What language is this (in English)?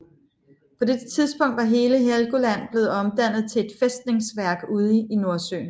Danish